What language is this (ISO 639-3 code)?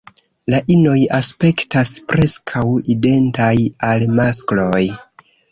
epo